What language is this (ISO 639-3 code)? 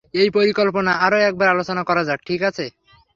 ben